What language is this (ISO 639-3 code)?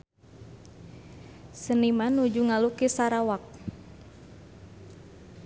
sun